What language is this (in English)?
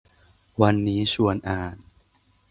Thai